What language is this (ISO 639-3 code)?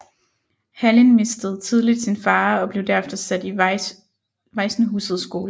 dan